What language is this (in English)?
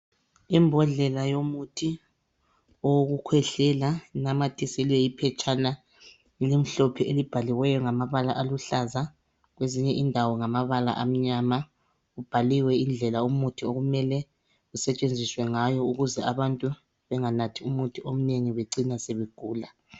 North Ndebele